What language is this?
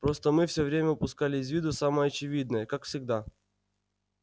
Russian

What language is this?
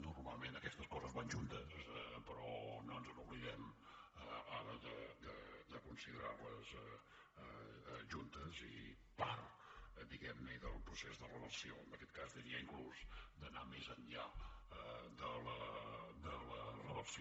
Catalan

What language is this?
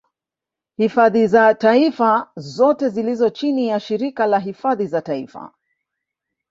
Swahili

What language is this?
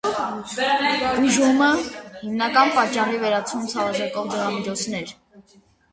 Armenian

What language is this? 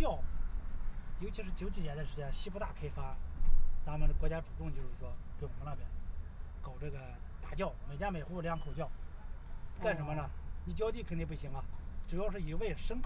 Chinese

